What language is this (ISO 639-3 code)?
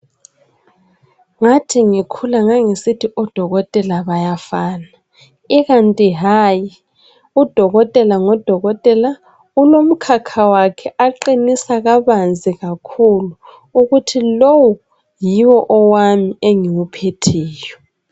nde